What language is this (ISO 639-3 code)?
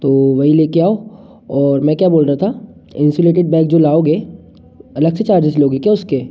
hin